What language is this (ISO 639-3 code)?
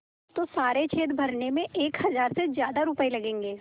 hin